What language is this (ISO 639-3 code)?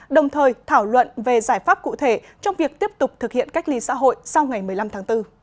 vie